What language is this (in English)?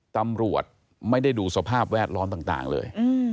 Thai